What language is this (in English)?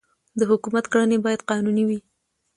Pashto